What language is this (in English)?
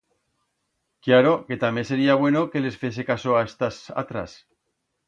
Aragonese